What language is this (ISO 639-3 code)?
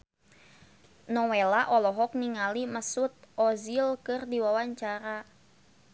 sun